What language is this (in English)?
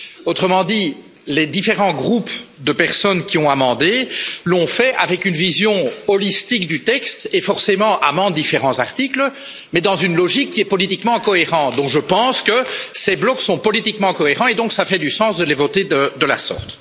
French